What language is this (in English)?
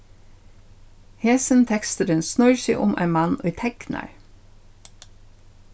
Faroese